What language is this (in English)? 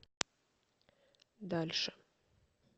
Russian